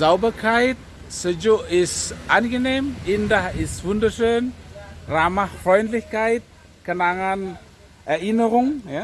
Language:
German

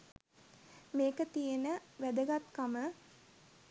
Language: Sinhala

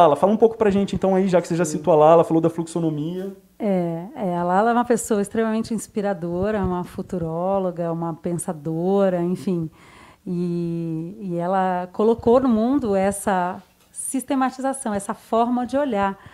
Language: Portuguese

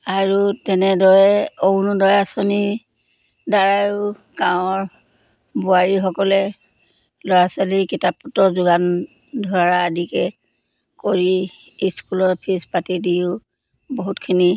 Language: Assamese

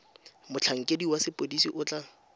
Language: Tswana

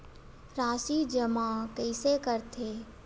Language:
Chhattisgarhi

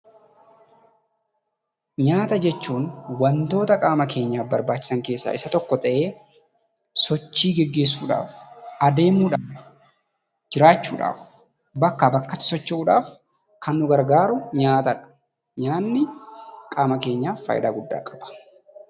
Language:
Oromo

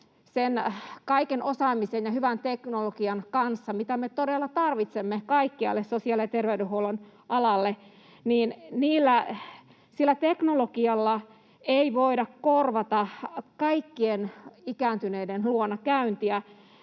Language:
Finnish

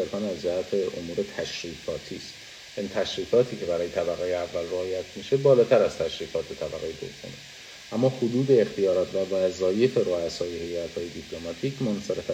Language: Persian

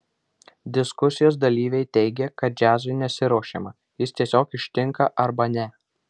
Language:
Lithuanian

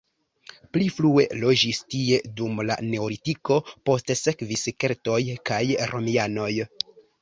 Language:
Esperanto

